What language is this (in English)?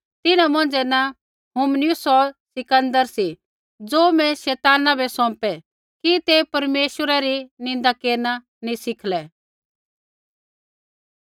Kullu Pahari